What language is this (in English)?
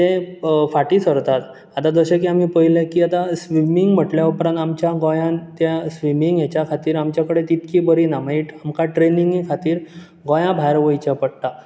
Konkani